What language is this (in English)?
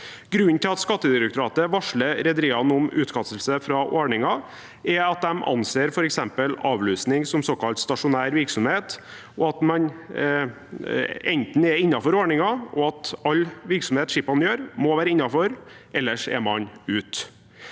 Norwegian